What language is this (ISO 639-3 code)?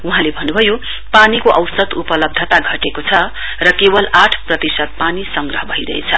nep